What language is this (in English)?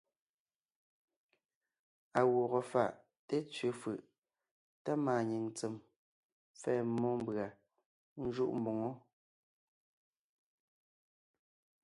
Ngiemboon